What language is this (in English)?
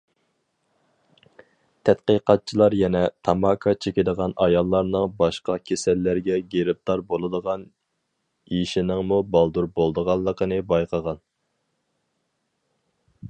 Uyghur